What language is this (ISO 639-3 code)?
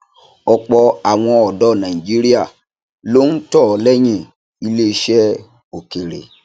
yor